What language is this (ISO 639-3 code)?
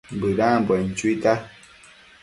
mcf